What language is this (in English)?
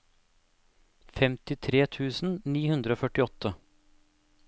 Norwegian